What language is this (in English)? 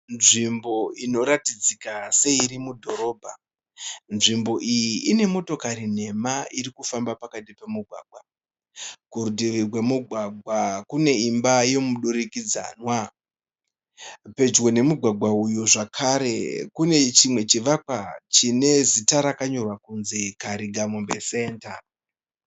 Shona